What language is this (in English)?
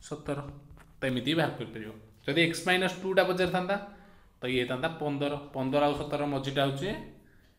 Hindi